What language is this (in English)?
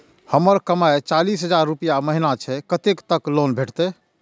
Maithili